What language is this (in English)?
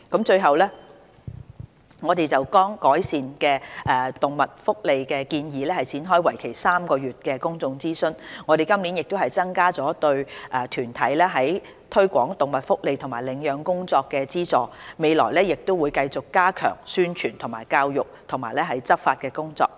Cantonese